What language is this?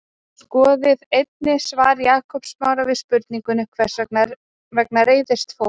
Icelandic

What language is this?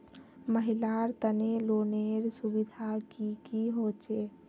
Magahi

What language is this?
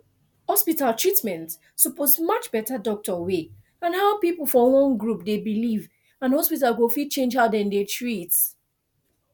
Nigerian Pidgin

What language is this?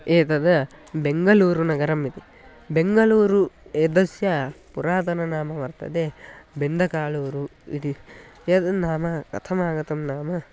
Sanskrit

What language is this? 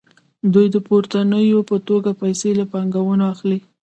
Pashto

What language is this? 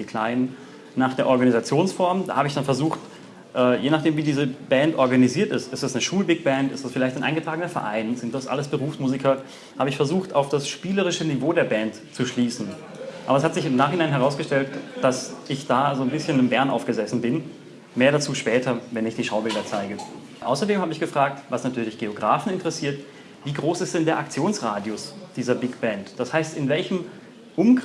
German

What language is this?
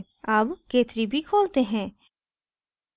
Hindi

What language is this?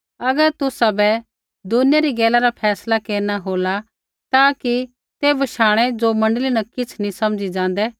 Kullu Pahari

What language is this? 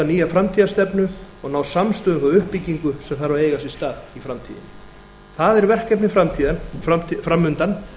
Icelandic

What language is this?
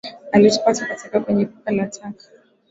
Swahili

